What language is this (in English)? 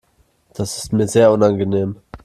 German